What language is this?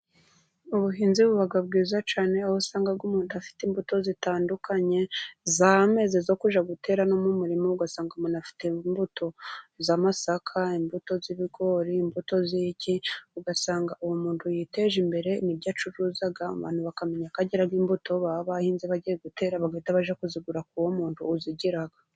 Kinyarwanda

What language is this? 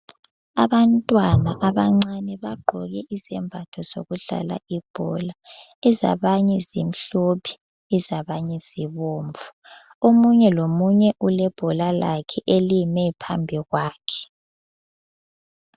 North Ndebele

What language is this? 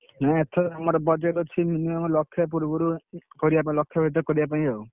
Odia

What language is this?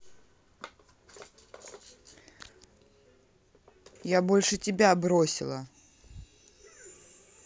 Russian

